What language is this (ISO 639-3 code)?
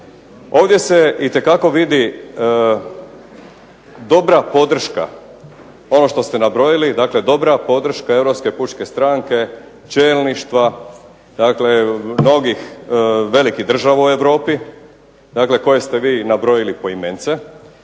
hrv